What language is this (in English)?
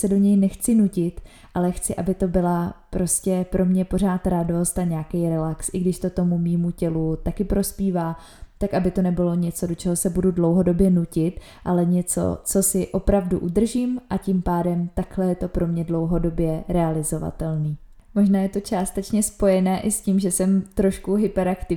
Czech